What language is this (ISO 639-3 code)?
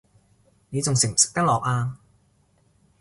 yue